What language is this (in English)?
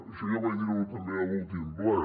Catalan